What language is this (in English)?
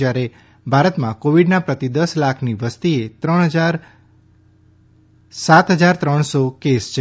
Gujarati